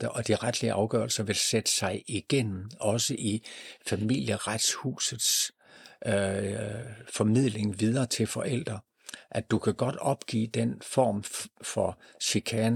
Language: Danish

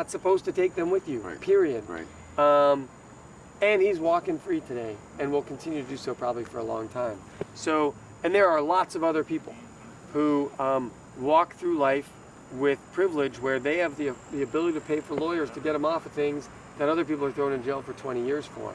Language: English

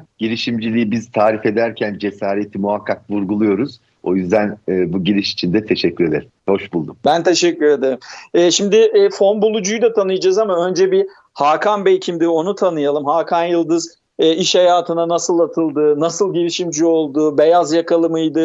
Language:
Turkish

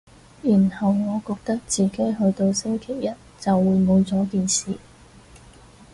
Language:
Cantonese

